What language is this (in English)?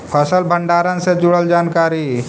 Magahi